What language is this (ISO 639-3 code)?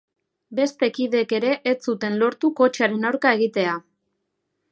eus